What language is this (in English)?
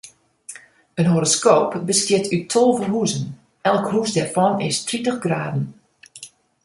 Western Frisian